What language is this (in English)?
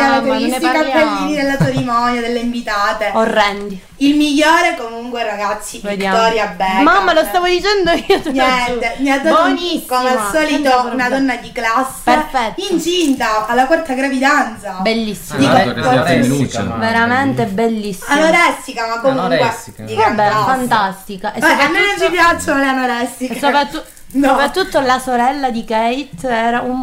Italian